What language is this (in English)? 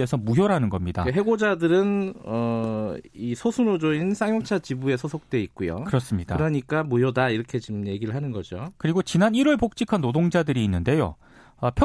Korean